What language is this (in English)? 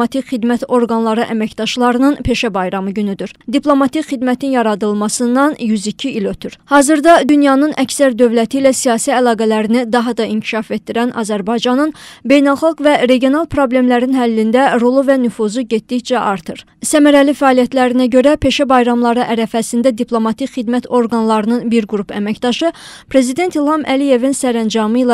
Turkish